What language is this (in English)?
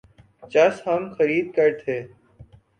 Urdu